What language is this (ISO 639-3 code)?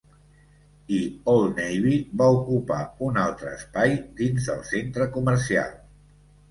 cat